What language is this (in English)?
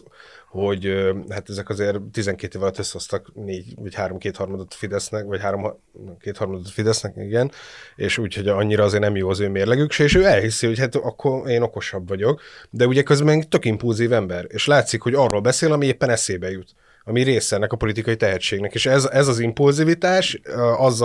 Hungarian